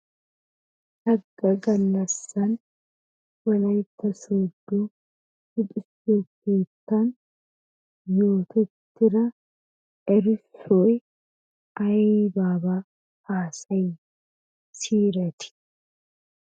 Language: Wolaytta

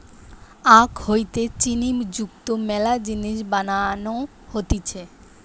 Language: Bangla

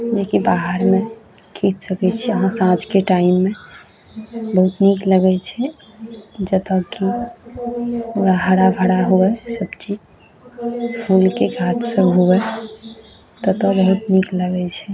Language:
Maithili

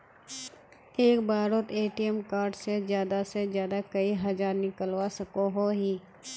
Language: Magahi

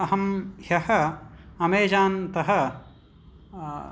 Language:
Sanskrit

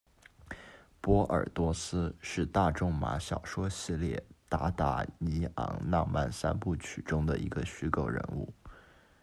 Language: Chinese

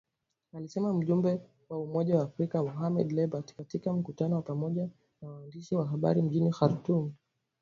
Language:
Swahili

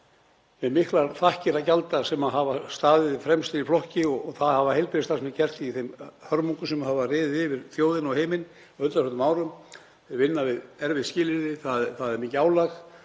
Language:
Icelandic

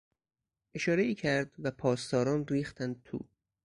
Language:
Persian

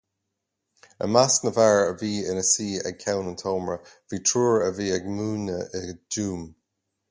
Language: Irish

